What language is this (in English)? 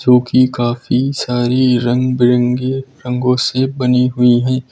Hindi